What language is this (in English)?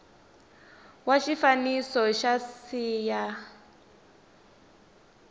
Tsonga